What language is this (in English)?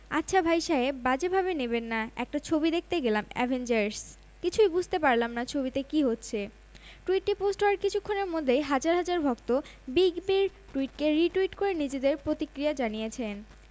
Bangla